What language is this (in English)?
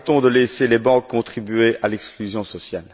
French